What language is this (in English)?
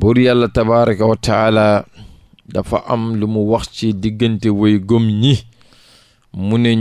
Arabic